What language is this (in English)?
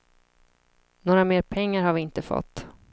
Swedish